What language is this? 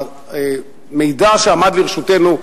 Hebrew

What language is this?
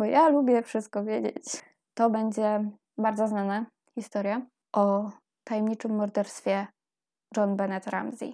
Polish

